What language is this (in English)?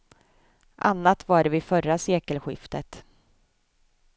Swedish